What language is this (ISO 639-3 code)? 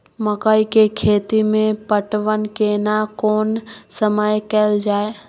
mai